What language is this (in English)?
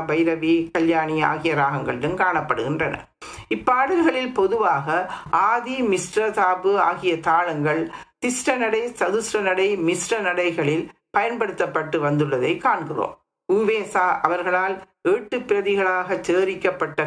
Tamil